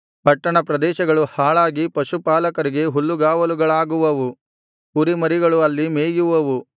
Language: Kannada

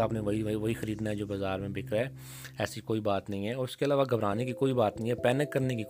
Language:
Urdu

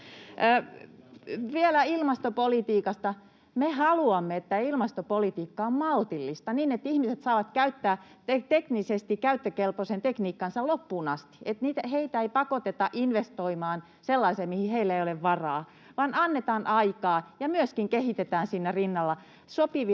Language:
Finnish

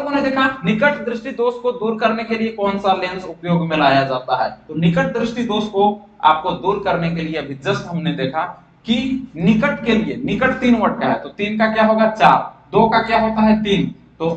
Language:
Hindi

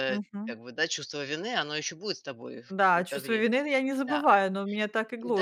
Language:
Russian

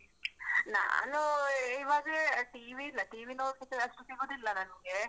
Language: Kannada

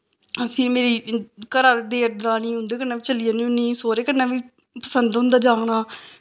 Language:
Dogri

